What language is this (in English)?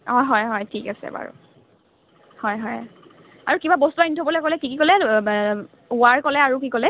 Assamese